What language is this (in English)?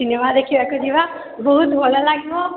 Odia